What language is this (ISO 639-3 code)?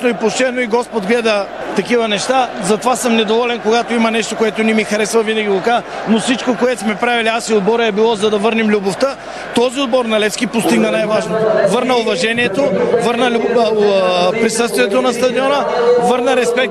bul